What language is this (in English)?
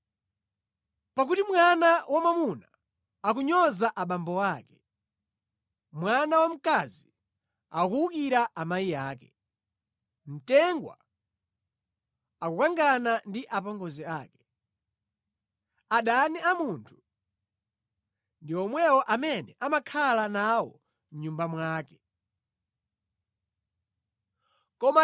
Nyanja